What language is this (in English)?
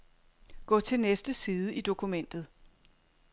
Danish